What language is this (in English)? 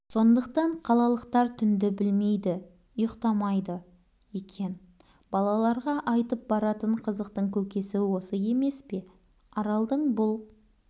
Kazakh